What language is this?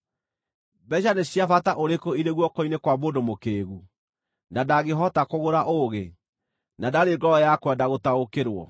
Kikuyu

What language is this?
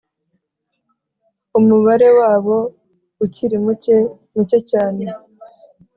Kinyarwanda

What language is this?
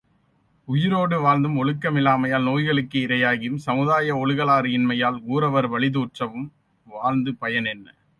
Tamil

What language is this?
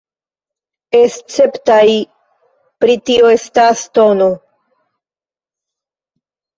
Esperanto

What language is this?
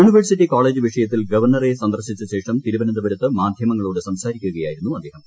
Malayalam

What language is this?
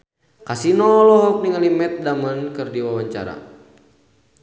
Sundanese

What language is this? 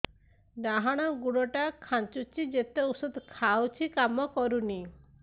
Odia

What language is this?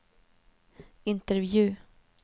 Swedish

